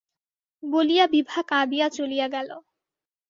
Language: Bangla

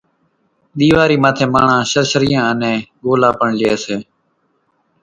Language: Kachi Koli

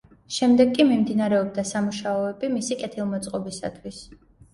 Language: Georgian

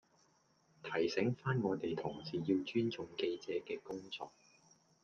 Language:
Cantonese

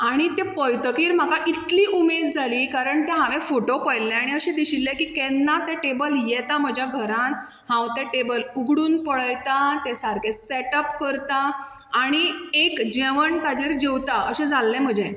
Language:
Konkani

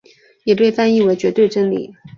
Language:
Chinese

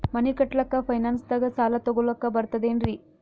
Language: Kannada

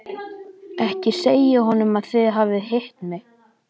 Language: Icelandic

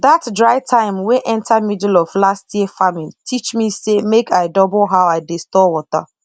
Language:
Nigerian Pidgin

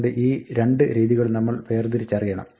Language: Malayalam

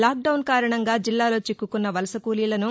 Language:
Telugu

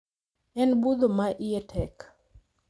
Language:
Luo (Kenya and Tanzania)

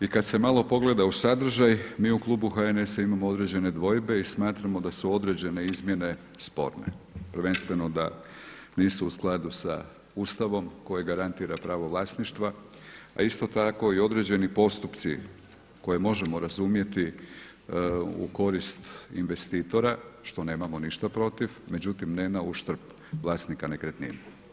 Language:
Croatian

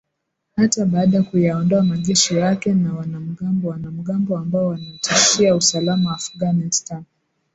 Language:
Swahili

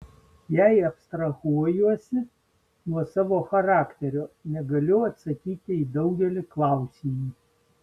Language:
Lithuanian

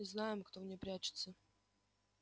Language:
Russian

